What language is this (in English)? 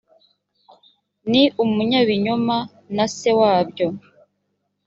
Kinyarwanda